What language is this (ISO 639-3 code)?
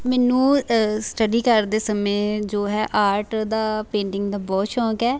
pan